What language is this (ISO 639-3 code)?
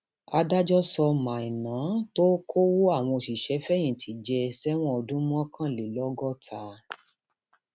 yor